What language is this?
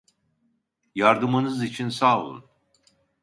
Turkish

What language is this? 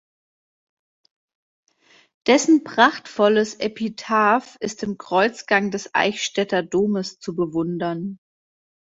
German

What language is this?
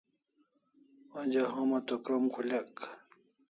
Kalasha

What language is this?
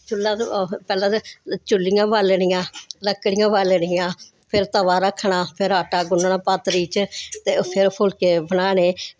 Dogri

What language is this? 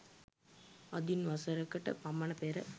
Sinhala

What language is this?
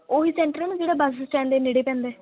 Punjabi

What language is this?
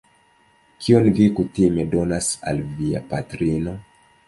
Esperanto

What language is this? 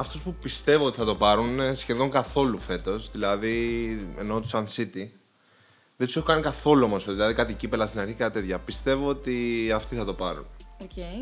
Greek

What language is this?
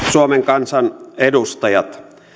Finnish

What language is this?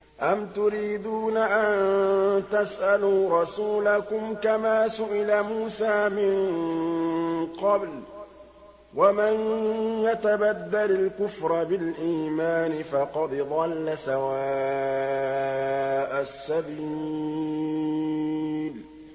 Arabic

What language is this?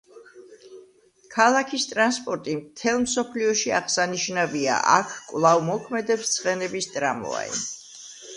Georgian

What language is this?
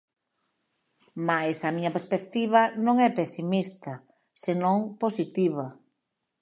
Galician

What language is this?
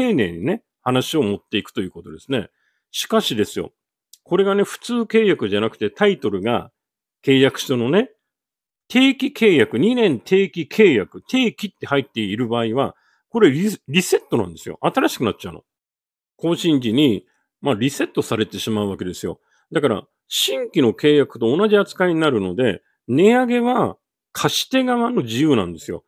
Japanese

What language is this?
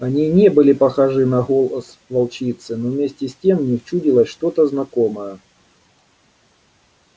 Russian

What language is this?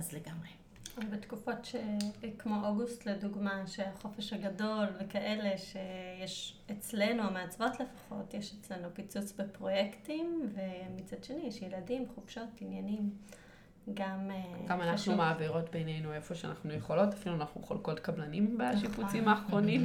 Hebrew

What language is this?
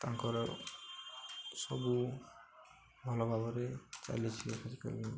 Odia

